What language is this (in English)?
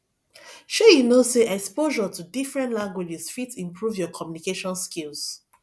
Nigerian Pidgin